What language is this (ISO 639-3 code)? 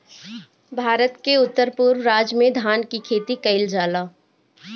bho